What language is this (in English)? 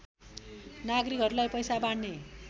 Nepali